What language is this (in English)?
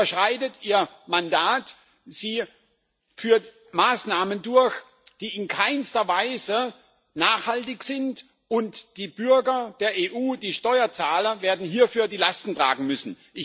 German